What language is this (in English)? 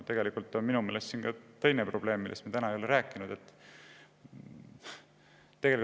Estonian